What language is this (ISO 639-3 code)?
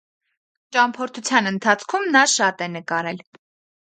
hye